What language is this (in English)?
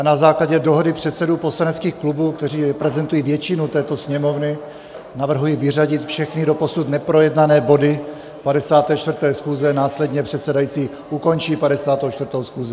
Czech